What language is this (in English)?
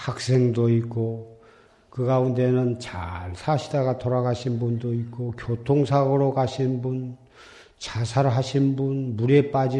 Korean